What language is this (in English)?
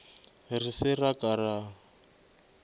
Northern Sotho